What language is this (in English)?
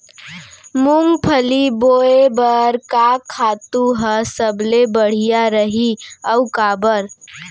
Chhattisgarhi